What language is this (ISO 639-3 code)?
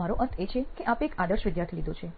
guj